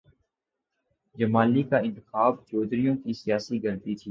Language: Urdu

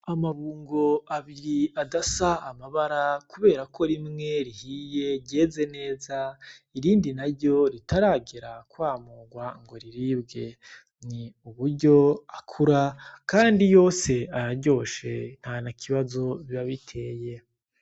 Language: Rundi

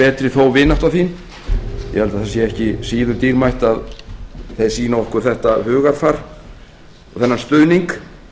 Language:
Icelandic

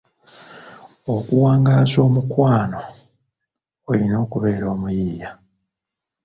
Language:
Ganda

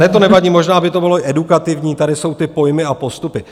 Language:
Czech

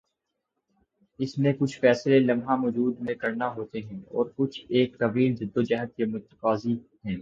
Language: Urdu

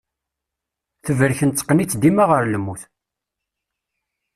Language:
Kabyle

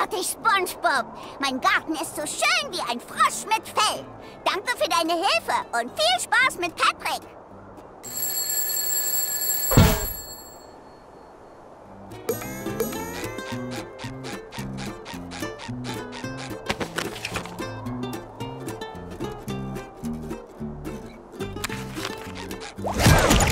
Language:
German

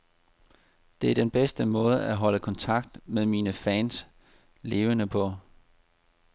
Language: Danish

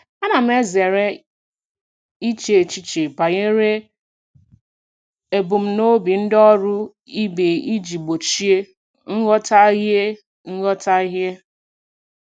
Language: Igbo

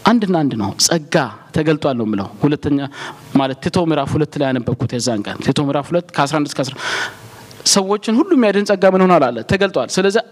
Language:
Amharic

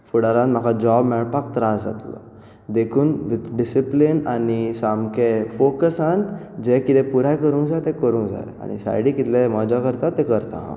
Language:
Konkani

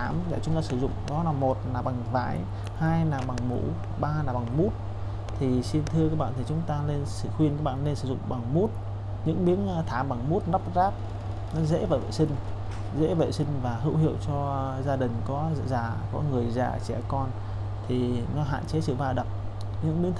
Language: Vietnamese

